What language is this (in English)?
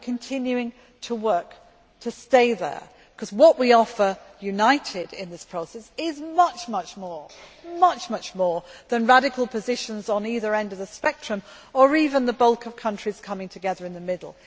English